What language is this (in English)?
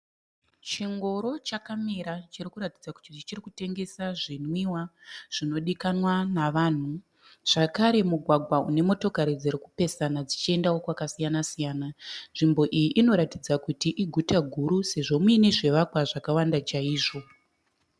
Shona